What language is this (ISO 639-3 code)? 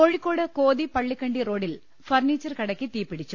mal